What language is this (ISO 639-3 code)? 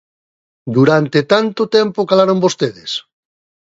glg